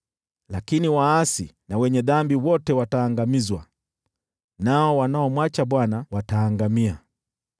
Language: Swahili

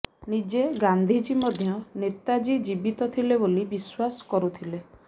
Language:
Odia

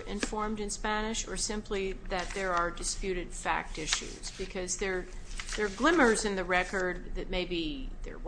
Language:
English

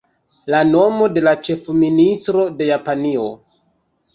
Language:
Esperanto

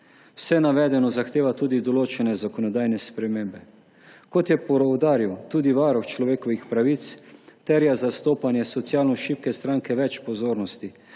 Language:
Slovenian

